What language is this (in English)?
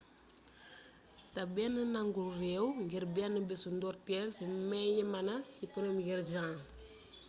Wolof